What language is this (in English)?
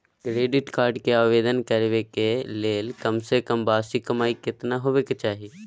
Maithili